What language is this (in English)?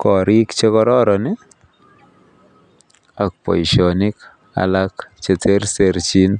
Kalenjin